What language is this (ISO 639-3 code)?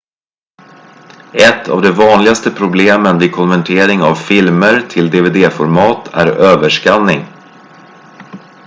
swe